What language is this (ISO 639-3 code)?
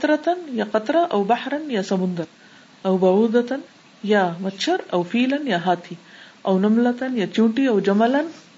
urd